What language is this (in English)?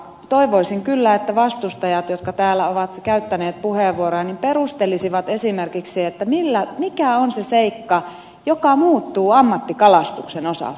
Finnish